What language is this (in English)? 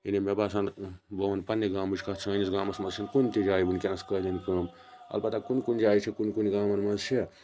Kashmiri